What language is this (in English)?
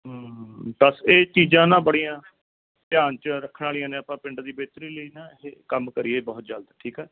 Punjabi